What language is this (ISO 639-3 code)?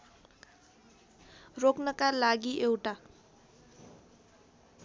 nep